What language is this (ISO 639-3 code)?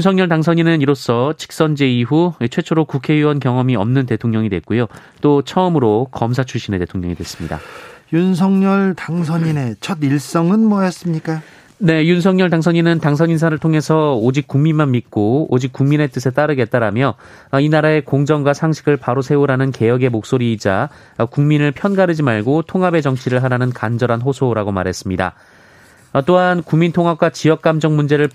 kor